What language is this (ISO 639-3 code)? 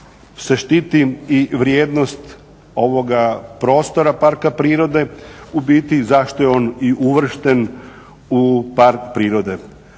hrv